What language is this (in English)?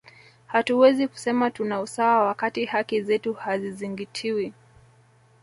Swahili